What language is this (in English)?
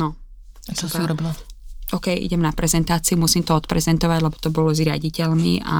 Slovak